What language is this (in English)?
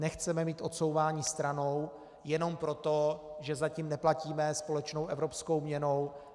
Czech